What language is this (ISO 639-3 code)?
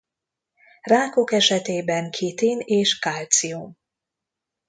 hun